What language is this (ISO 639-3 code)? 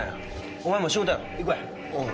jpn